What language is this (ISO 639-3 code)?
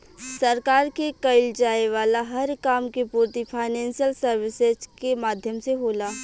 bho